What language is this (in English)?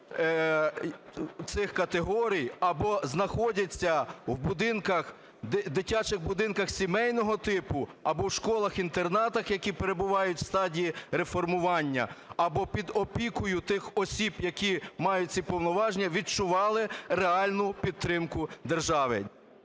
Ukrainian